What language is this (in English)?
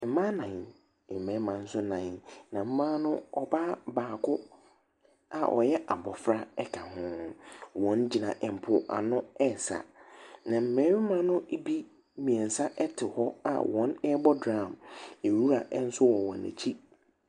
Akan